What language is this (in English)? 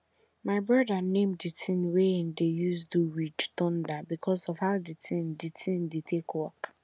Nigerian Pidgin